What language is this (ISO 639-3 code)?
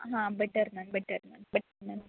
mar